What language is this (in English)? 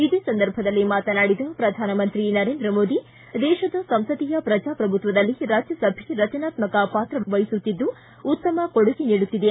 Kannada